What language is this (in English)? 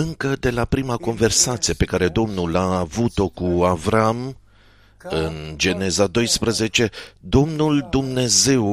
Romanian